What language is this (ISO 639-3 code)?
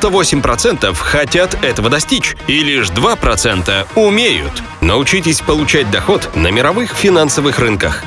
rus